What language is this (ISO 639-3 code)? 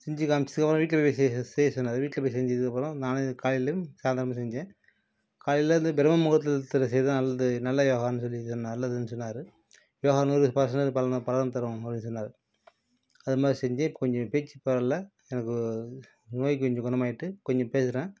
tam